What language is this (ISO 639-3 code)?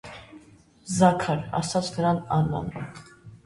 hye